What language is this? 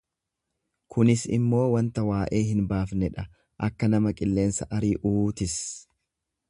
Oromo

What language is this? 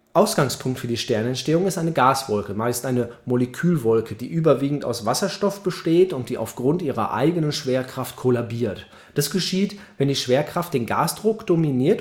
German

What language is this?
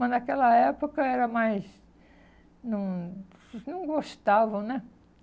Portuguese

